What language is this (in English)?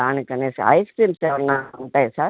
Telugu